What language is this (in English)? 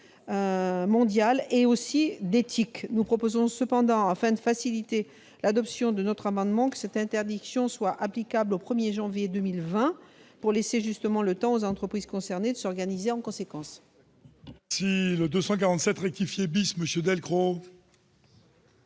French